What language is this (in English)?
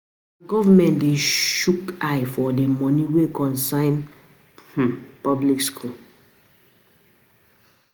Nigerian Pidgin